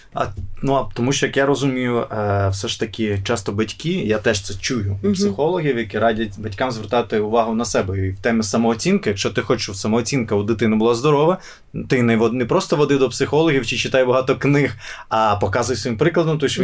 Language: Ukrainian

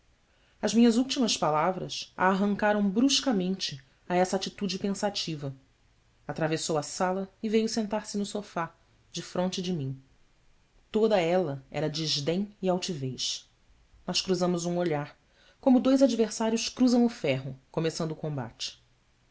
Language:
Portuguese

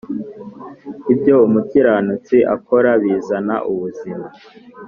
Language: Kinyarwanda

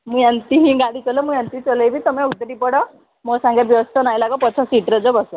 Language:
Odia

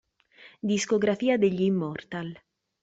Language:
Italian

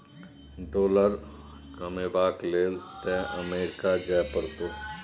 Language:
Maithili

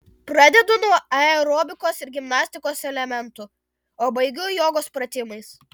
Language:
Lithuanian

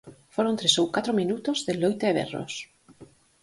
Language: Galician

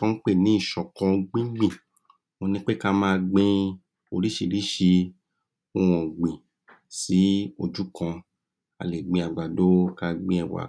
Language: Yoruba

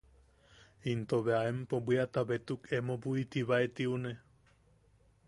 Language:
Yaqui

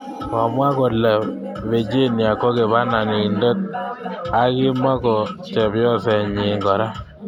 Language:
Kalenjin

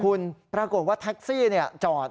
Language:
Thai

